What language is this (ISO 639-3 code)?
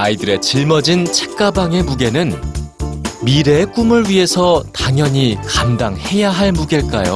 kor